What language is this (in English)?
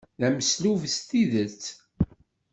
Kabyle